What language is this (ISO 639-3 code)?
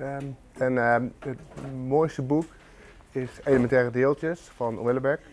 nld